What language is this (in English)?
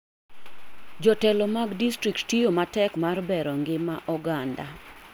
Luo (Kenya and Tanzania)